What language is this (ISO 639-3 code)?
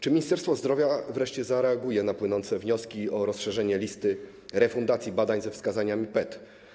pol